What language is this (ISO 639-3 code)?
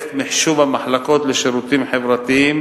heb